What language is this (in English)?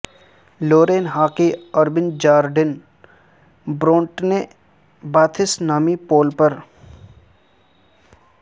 Urdu